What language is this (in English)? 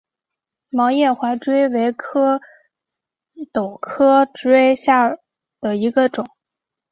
Chinese